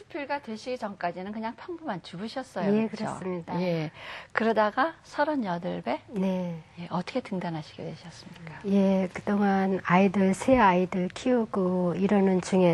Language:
Korean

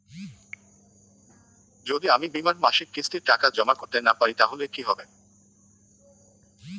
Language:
Bangla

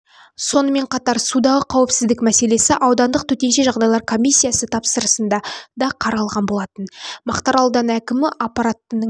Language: Kazakh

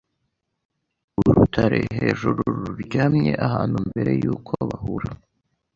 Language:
Kinyarwanda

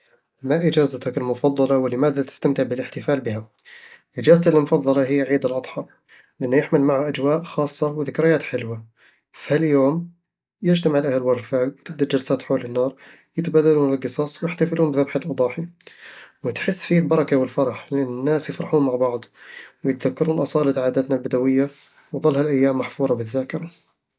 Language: Eastern Egyptian Bedawi Arabic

